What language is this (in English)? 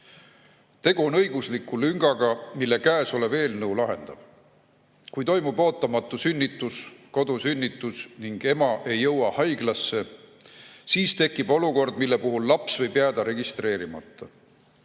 Estonian